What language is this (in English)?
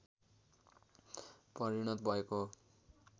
Nepali